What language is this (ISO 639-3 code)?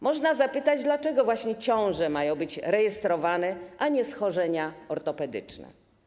pol